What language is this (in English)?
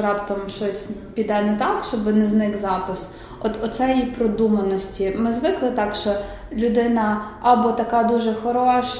Ukrainian